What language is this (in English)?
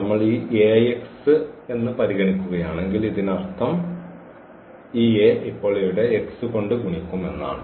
Malayalam